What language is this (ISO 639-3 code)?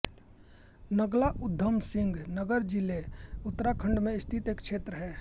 hin